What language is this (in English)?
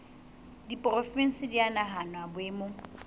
Southern Sotho